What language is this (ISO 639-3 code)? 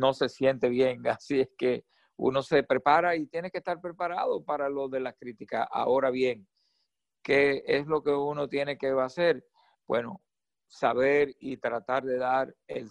spa